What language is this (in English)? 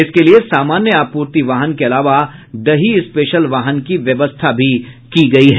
Hindi